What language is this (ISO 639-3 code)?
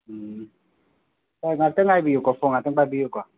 mni